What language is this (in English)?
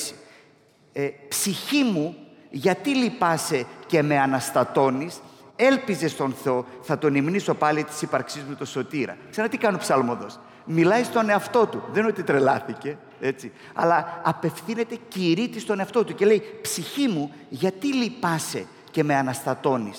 Greek